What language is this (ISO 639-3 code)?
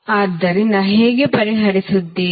kan